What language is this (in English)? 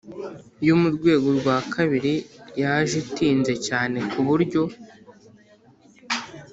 Kinyarwanda